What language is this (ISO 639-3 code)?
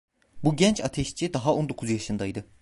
tur